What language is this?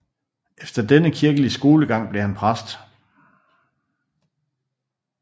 Danish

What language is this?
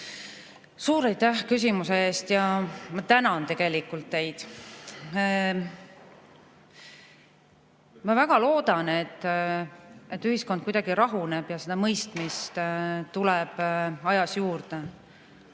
Estonian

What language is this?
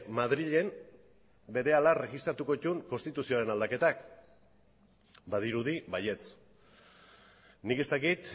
Basque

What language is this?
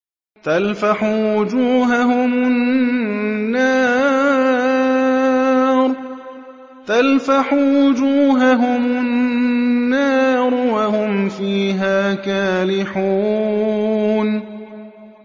Arabic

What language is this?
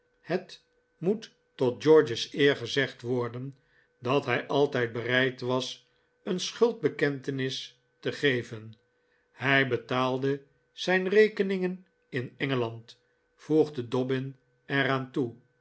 Dutch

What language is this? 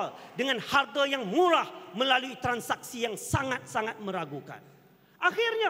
Malay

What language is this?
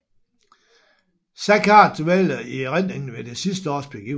Danish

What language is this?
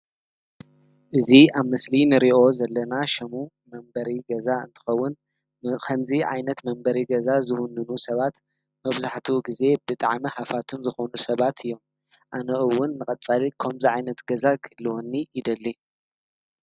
Tigrinya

